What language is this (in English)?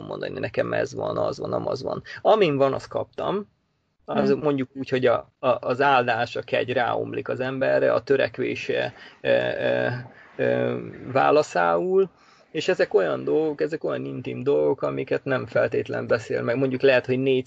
Hungarian